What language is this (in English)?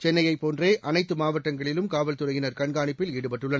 Tamil